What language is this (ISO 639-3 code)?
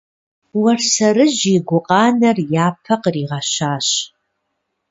kbd